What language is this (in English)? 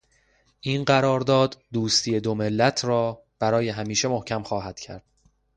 Persian